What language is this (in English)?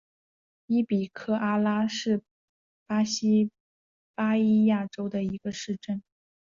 Chinese